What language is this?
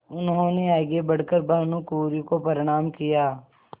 Hindi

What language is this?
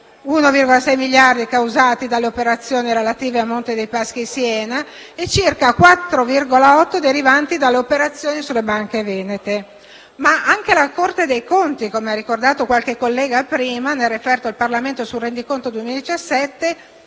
Italian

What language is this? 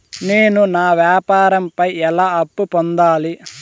Telugu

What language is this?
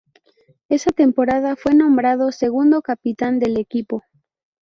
Spanish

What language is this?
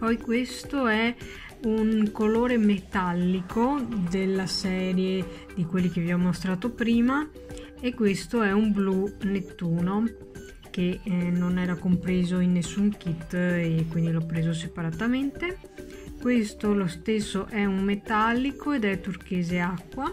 Italian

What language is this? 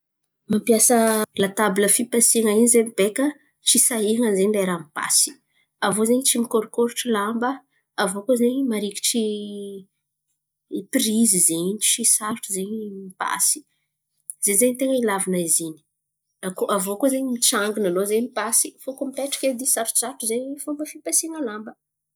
Antankarana Malagasy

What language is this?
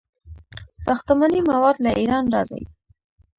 Pashto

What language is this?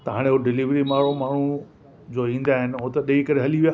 Sindhi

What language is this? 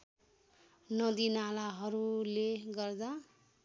Nepali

